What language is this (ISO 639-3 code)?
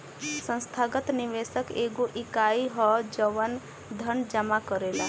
bho